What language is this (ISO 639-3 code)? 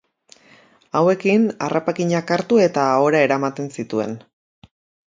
eus